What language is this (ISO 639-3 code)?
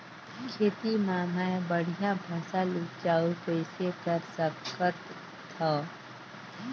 hne